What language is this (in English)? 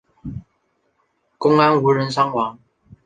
Chinese